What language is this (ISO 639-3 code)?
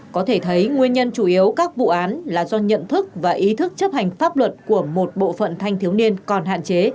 vie